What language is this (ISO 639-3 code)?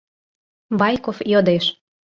chm